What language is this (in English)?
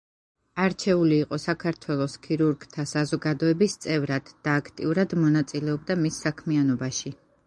Georgian